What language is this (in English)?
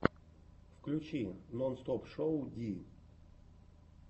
Russian